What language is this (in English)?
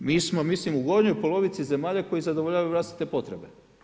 Croatian